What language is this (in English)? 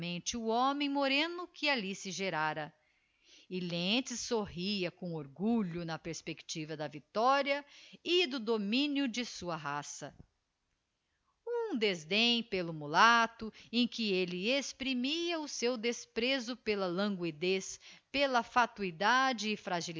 Portuguese